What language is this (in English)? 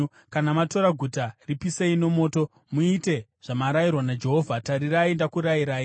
Shona